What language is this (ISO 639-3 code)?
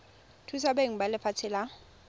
tsn